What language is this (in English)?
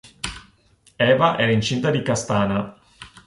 Italian